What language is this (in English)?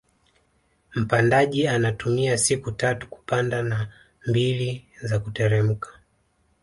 Swahili